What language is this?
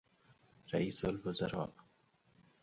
Persian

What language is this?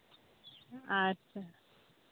Santali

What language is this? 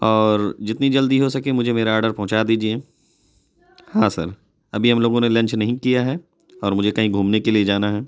Urdu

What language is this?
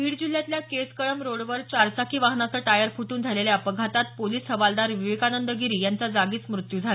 Marathi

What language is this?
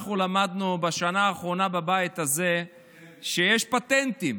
Hebrew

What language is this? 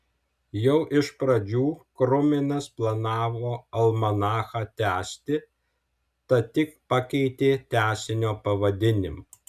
Lithuanian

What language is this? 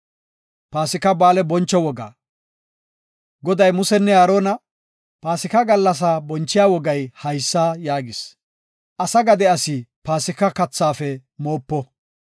Gofa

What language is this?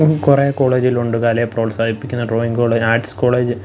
Malayalam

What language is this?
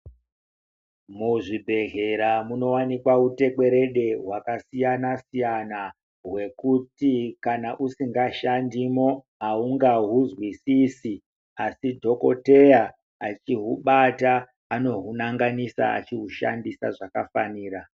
Ndau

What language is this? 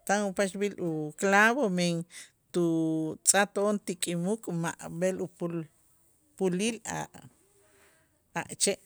Itzá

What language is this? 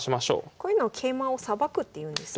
Japanese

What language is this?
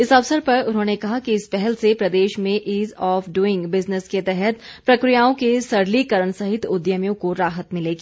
Hindi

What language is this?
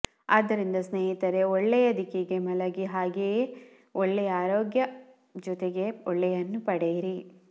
Kannada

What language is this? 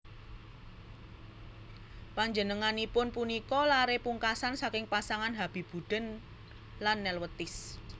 Javanese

